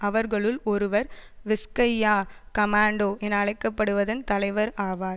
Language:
Tamil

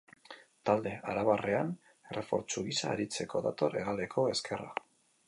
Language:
Basque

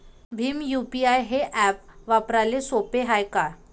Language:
Marathi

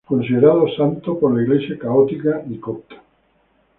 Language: Spanish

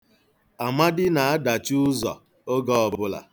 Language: Igbo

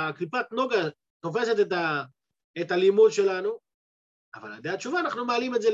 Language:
Hebrew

